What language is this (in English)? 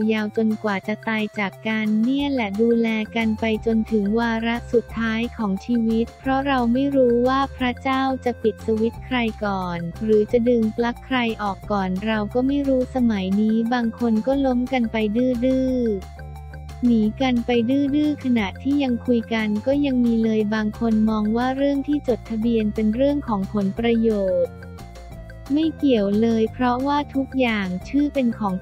Thai